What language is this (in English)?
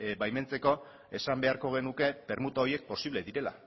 Basque